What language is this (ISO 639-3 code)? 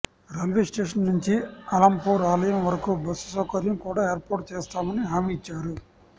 tel